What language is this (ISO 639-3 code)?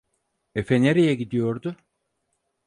tur